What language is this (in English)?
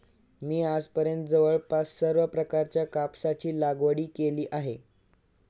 Marathi